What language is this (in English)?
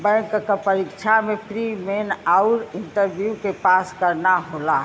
Bhojpuri